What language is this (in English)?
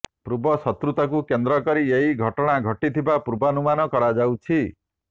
Odia